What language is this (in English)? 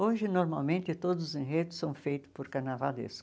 Portuguese